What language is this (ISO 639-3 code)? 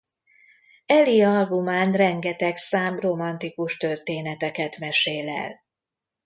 hun